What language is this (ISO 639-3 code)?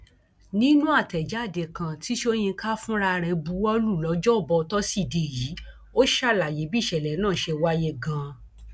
yor